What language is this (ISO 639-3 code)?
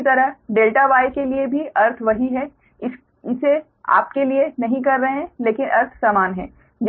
hin